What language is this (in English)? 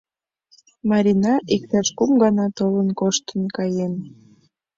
Mari